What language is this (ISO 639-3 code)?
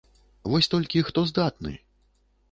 bel